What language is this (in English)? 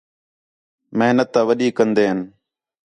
Khetrani